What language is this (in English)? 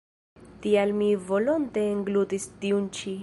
Esperanto